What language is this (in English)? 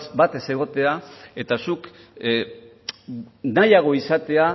Basque